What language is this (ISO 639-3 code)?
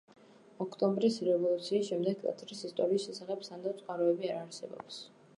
kat